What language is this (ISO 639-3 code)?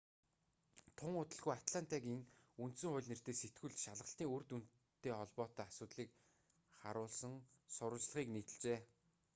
mon